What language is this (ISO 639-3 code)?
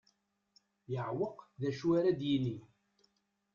kab